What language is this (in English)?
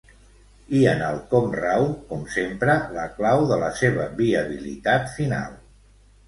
Catalan